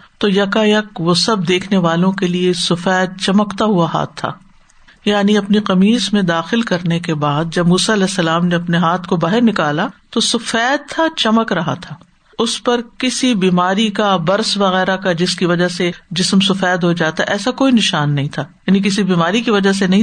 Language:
Urdu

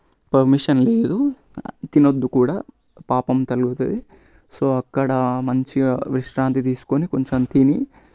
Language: Telugu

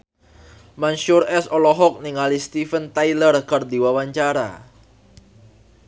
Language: Sundanese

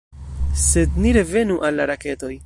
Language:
Esperanto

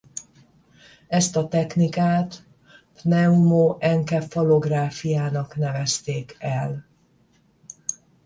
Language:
Hungarian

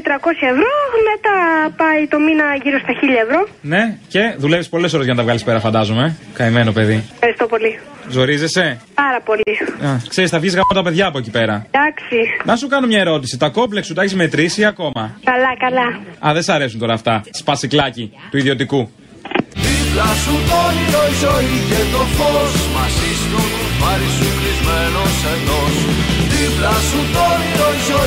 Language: Greek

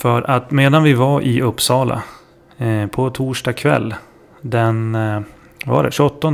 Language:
Swedish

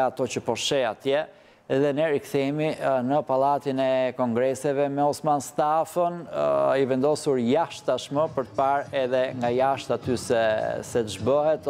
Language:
Romanian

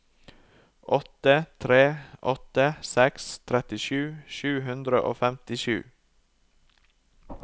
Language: Norwegian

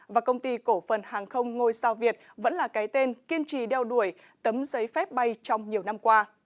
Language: Vietnamese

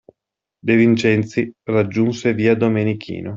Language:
Italian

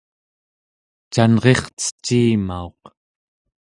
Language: Central Yupik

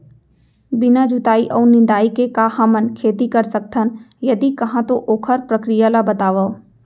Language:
Chhattisgarhi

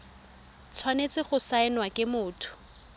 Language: Tswana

